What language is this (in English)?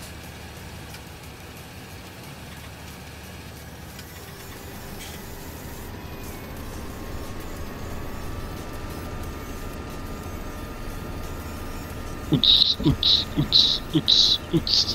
German